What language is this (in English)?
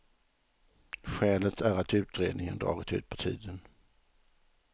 Swedish